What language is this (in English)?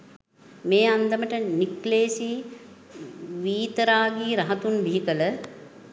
Sinhala